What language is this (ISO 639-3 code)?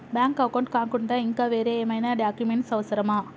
tel